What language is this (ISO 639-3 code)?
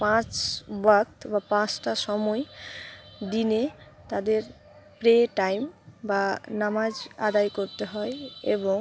ben